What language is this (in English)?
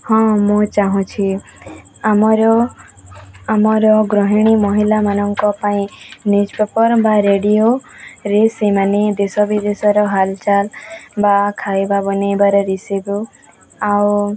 Odia